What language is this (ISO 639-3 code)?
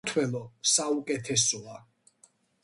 kat